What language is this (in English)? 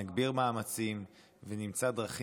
Hebrew